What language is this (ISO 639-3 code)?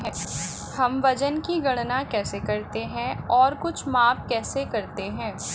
hin